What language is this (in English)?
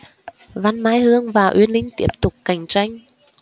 Vietnamese